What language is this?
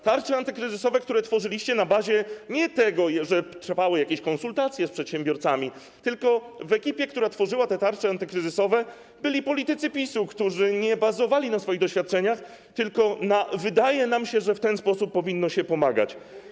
Polish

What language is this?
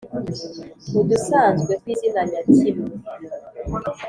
Kinyarwanda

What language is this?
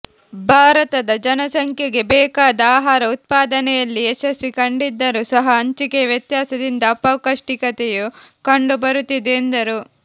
Kannada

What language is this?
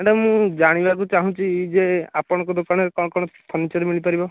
Odia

